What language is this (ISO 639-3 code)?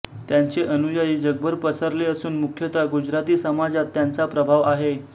mar